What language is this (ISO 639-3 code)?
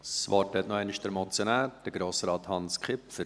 gsw